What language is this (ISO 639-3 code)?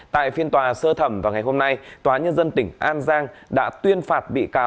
vie